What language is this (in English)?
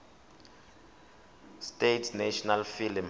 Tswana